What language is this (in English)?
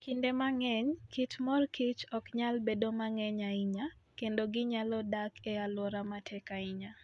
Luo (Kenya and Tanzania)